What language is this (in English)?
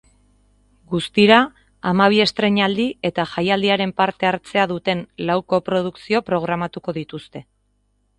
Basque